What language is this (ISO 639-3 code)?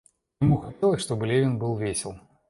rus